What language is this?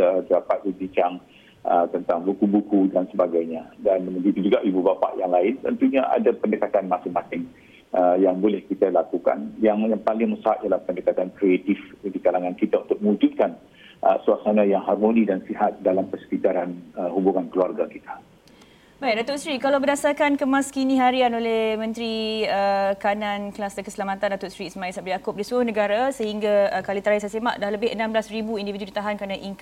Malay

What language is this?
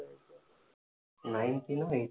Tamil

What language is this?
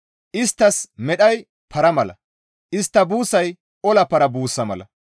Gamo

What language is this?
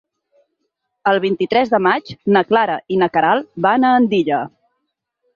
Catalan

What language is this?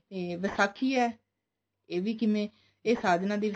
Punjabi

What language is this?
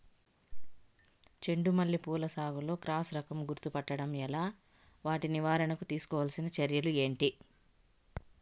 Telugu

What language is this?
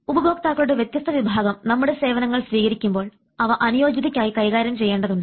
Malayalam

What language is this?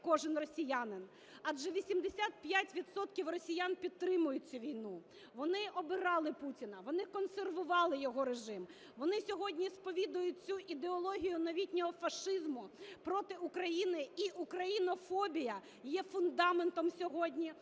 Ukrainian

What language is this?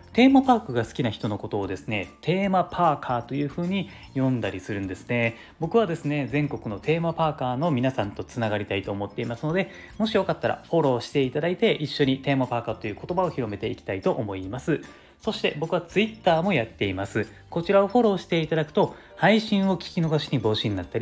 Japanese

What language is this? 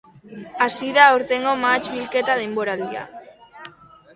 Basque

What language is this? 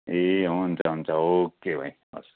Nepali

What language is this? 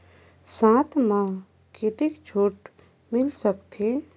Chhattisgarhi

